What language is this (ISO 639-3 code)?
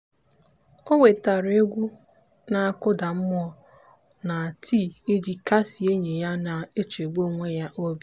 ibo